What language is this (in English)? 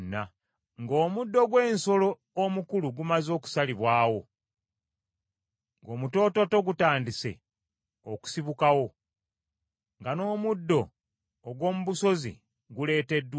Ganda